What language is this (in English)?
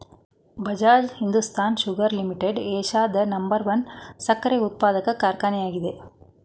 Kannada